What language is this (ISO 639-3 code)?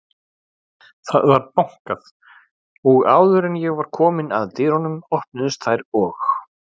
isl